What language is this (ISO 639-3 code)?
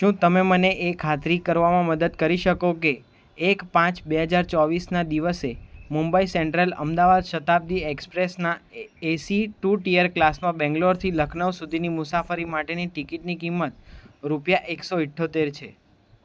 guj